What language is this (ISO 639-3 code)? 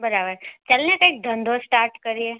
guj